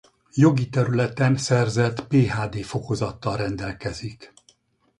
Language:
Hungarian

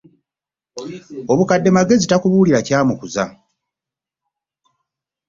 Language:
Ganda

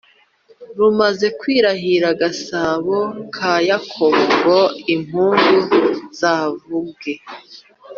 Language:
Kinyarwanda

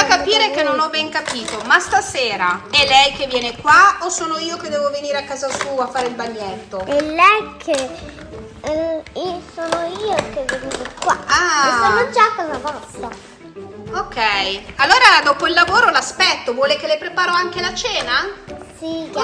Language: Italian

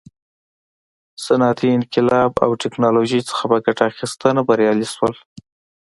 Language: Pashto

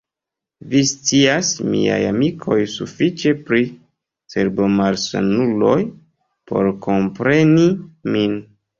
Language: Esperanto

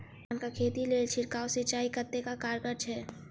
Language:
Maithili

